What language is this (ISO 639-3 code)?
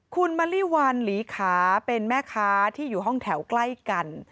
tha